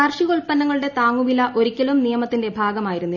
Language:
Malayalam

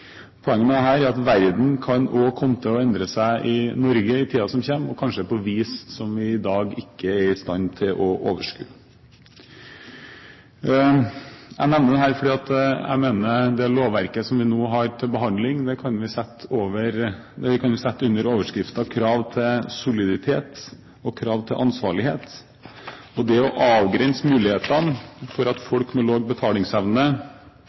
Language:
Norwegian Bokmål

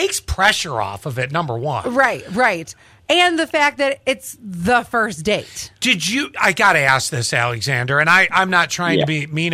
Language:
English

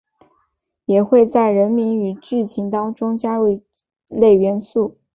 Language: Chinese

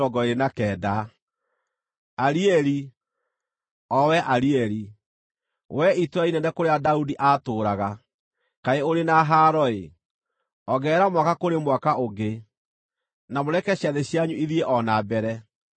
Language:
Kikuyu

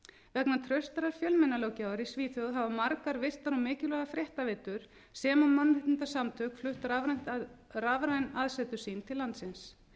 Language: Icelandic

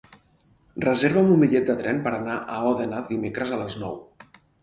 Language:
Catalan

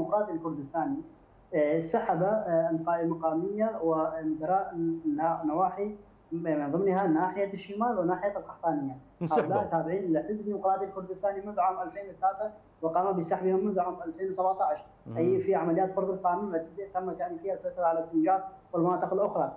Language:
Arabic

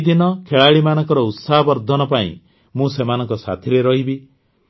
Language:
Odia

